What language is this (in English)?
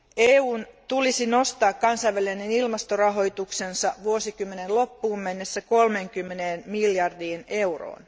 Finnish